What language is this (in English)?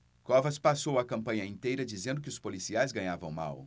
Portuguese